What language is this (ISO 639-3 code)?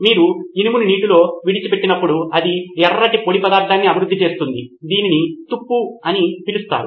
tel